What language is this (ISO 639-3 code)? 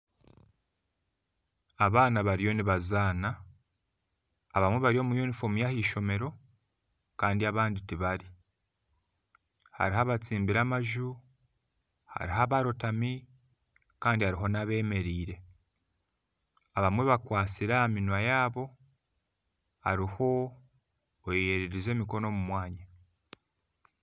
nyn